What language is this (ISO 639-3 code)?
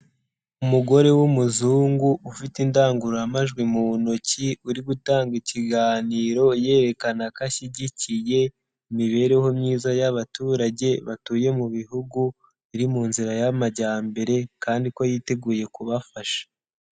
kin